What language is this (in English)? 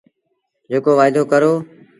Sindhi Bhil